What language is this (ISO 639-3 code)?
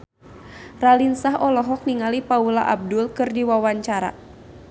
sun